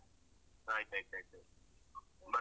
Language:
Kannada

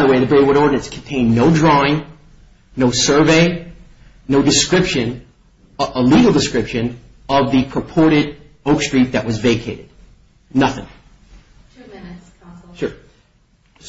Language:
English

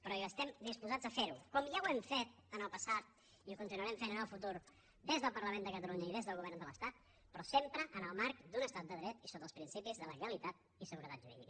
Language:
Catalan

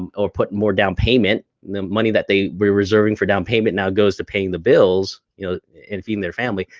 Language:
English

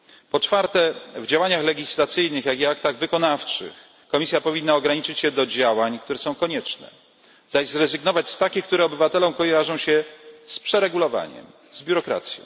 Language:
Polish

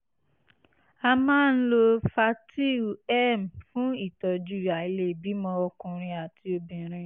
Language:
Yoruba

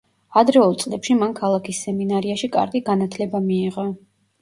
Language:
Georgian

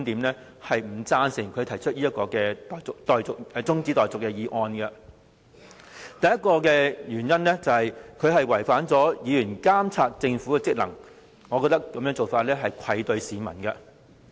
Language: Cantonese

